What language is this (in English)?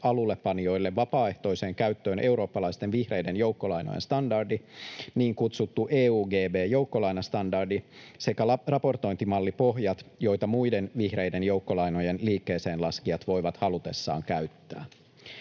Finnish